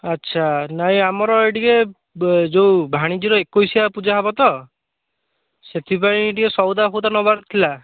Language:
Odia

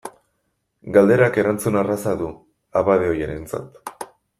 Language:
Basque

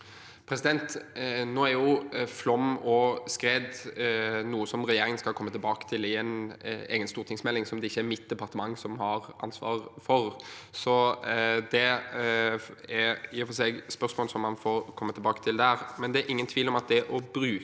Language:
Norwegian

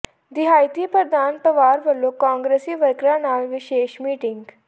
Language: Punjabi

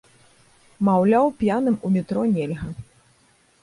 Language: Belarusian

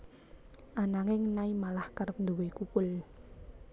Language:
Javanese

